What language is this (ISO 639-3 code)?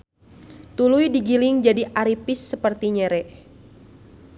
sun